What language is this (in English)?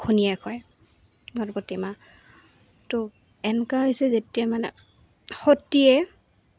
Assamese